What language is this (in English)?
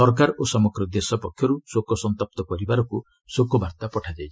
Odia